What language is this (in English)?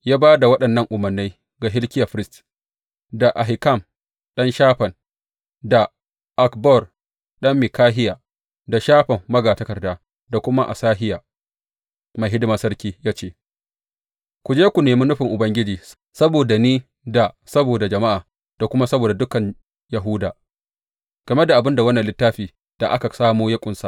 Hausa